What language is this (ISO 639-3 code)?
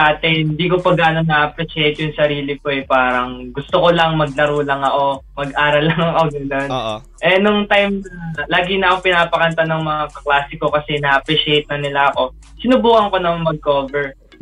fil